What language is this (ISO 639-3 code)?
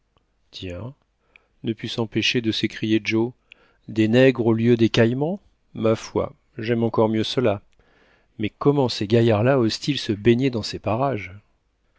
fra